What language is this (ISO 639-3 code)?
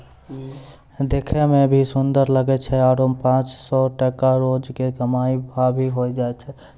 mai